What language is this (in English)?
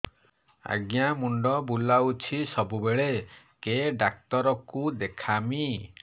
Odia